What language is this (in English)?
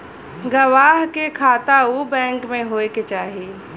Bhojpuri